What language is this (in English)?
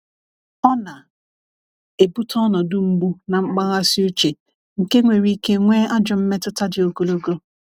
Igbo